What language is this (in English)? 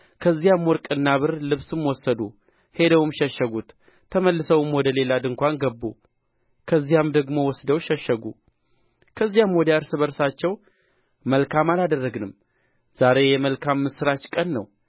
Amharic